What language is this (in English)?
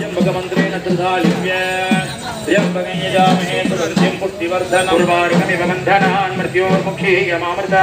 Indonesian